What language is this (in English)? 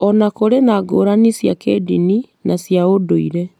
Kikuyu